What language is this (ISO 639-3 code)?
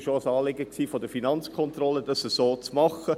gsw